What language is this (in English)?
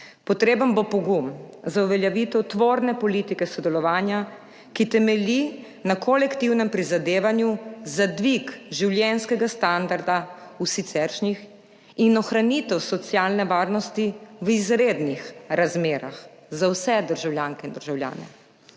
Slovenian